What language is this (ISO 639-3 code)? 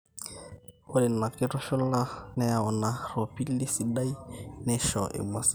mas